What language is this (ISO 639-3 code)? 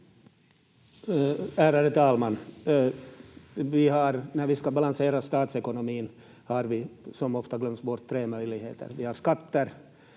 fin